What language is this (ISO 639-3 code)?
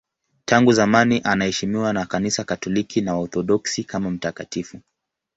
swa